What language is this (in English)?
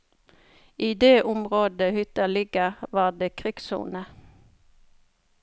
Norwegian